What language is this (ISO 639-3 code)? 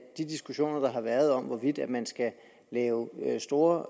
dan